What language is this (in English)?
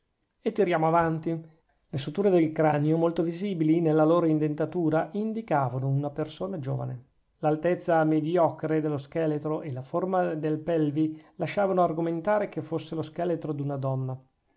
Italian